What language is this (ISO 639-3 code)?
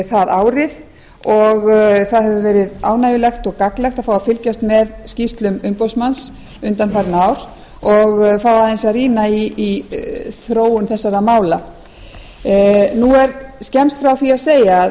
isl